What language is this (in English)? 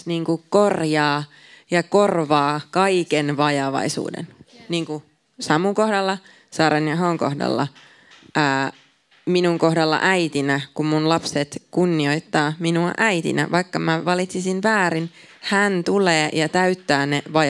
Finnish